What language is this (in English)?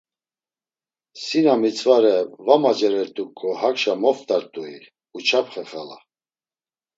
Laz